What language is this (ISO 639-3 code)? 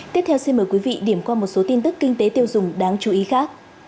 vie